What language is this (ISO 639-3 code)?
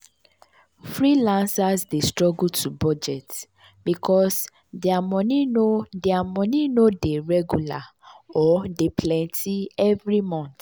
pcm